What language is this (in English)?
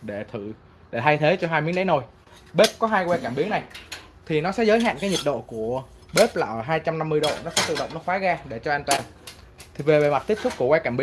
Vietnamese